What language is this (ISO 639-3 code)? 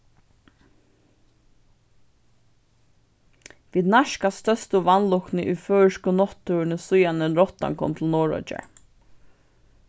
fao